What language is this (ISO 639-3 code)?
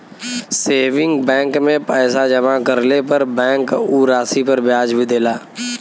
bho